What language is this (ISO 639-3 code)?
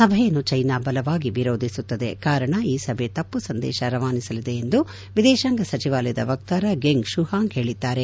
kan